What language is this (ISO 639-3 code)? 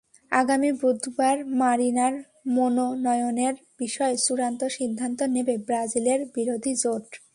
ben